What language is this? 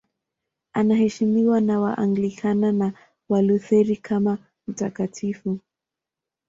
Swahili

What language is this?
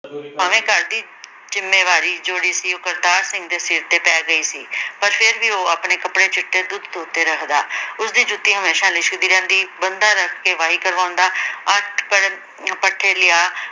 Punjabi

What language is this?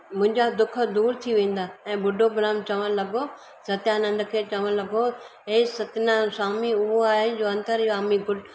Sindhi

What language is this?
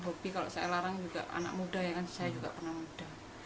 Indonesian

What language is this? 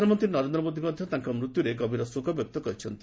Odia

